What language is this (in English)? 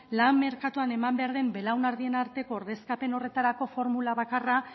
Basque